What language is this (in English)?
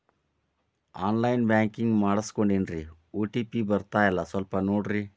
Kannada